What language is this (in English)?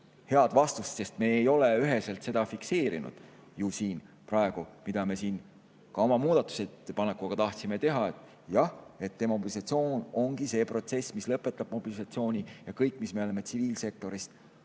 Estonian